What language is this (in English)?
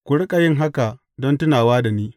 Hausa